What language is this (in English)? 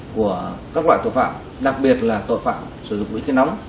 Vietnamese